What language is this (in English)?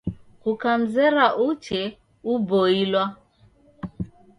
Taita